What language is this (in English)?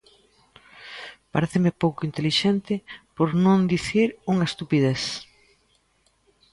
Galician